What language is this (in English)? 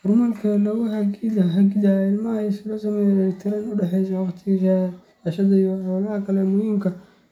Somali